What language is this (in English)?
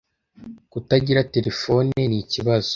Kinyarwanda